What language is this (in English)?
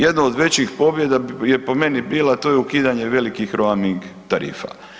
Croatian